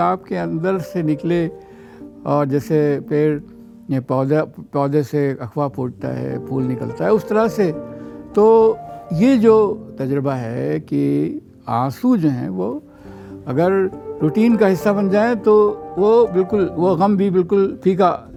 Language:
Urdu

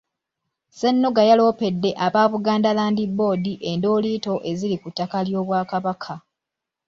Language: Ganda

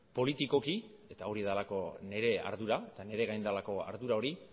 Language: Basque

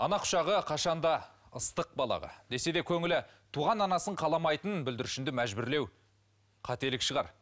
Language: Kazakh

